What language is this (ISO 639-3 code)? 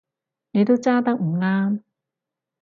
yue